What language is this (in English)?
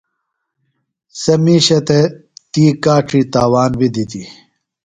Phalura